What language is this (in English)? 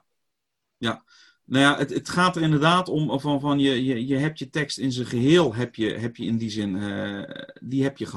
Dutch